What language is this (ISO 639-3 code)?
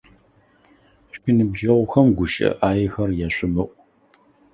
ady